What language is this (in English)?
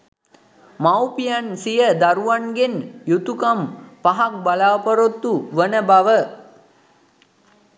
Sinhala